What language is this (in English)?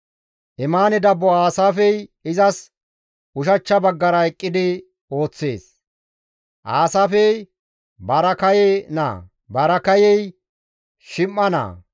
Gamo